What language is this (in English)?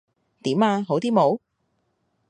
Cantonese